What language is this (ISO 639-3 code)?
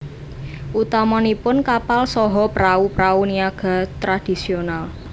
jav